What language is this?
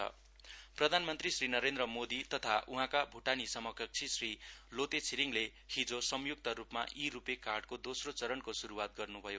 Nepali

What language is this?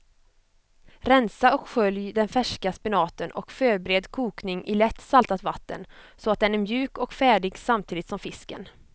Swedish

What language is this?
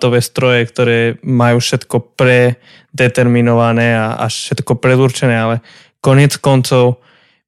Slovak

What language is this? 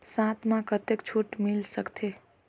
Chhattisgarhi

